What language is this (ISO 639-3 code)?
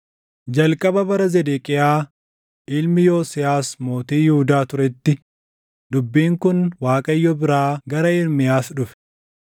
orm